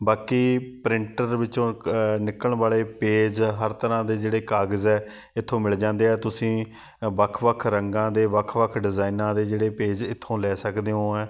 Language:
Punjabi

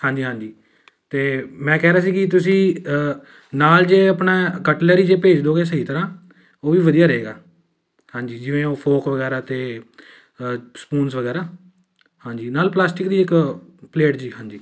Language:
Punjabi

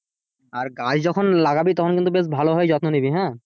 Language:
Bangla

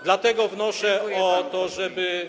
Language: Polish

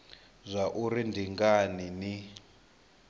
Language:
Venda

